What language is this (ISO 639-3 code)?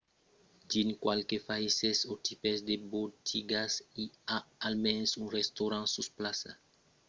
oci